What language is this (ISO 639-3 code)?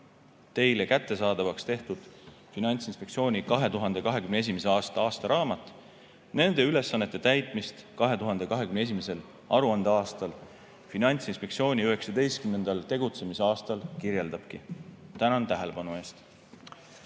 est